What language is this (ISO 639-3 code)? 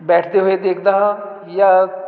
pan